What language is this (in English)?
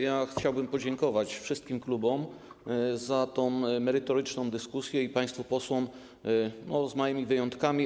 Polish